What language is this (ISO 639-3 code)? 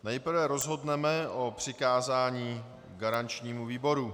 ces